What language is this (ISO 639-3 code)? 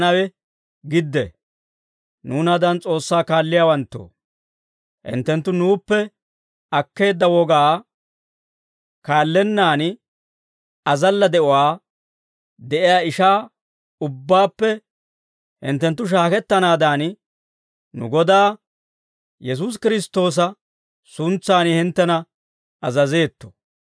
dwr